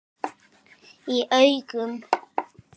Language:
Icelandic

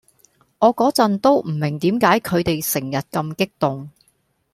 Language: Cantonese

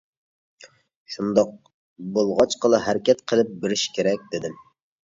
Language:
Uyghur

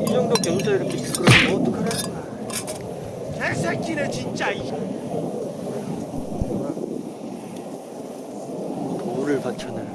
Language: Korean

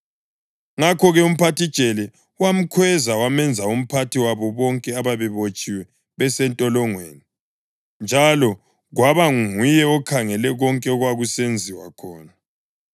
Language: North Ndebele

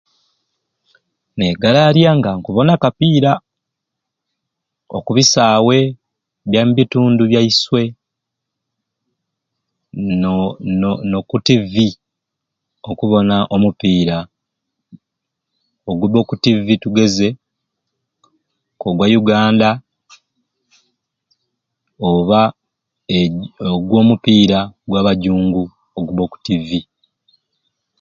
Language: Ruuli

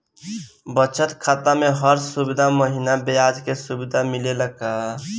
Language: Bhojpuri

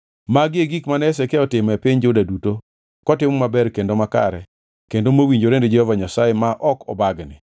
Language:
Luo (Kenya and Tanzania)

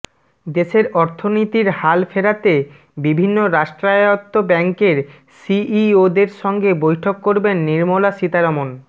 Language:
Bangla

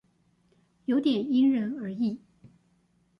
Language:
Chinese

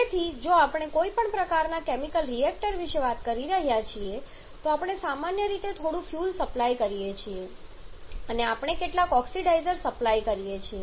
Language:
Gujarati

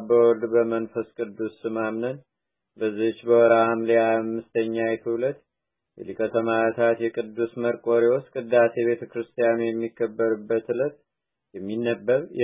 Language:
Amharic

